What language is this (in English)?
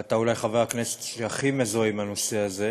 Hebrew